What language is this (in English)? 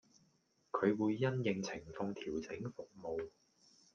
Cantonese